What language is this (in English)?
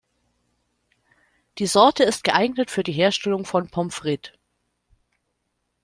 German